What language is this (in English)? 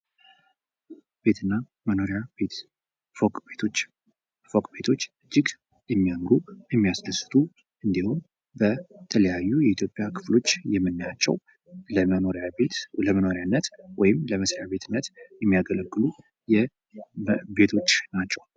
Amharic